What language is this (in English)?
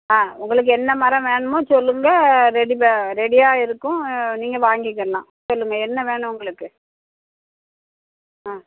Tamil